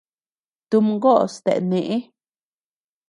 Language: Tepeuxila Cuicatec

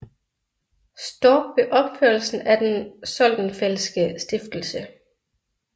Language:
Danish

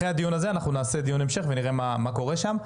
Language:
Hebrew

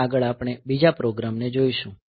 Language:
Gujarati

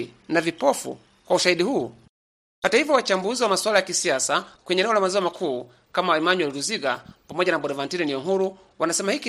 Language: Swahili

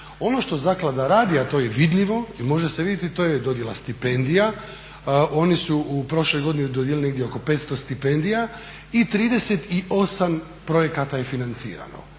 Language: Croatian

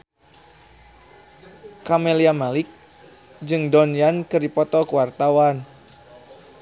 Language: Sundanese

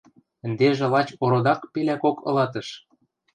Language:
Western Mari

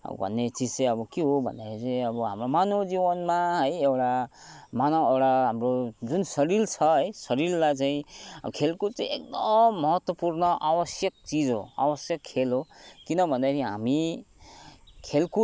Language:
Nepali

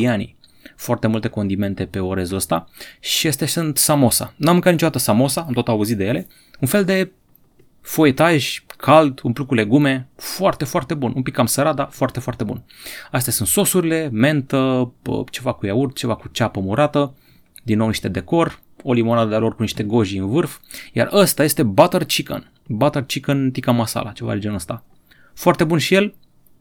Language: Romanian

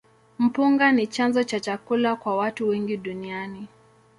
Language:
Swahili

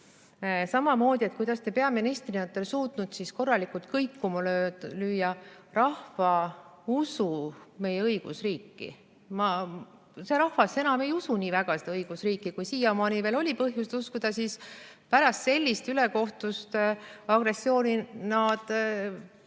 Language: Estonian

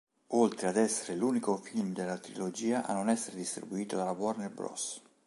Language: Italian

